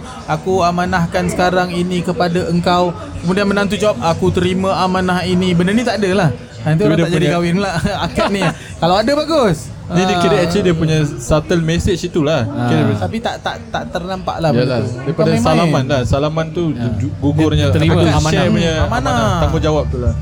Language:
Malay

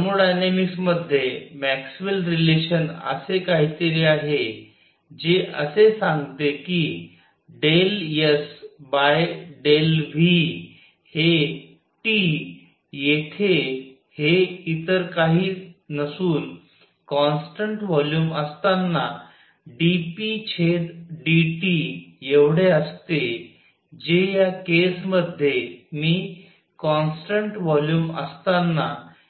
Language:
Marathi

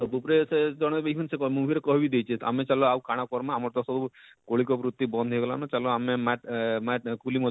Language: Odia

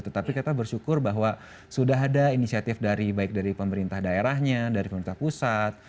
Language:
Indonesian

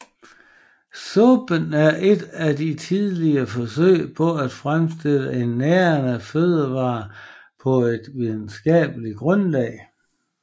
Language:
Danish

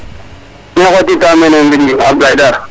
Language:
Serer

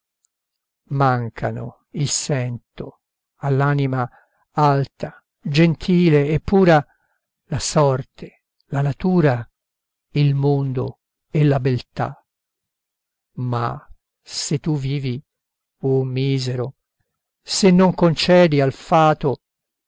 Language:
Italian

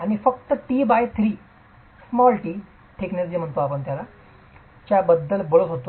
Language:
Marathi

